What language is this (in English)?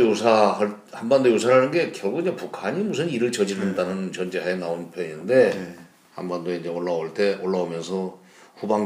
Korean